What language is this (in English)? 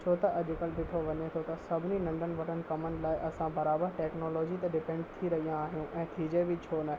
Sindhi